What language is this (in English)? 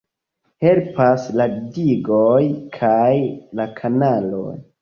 Esperanto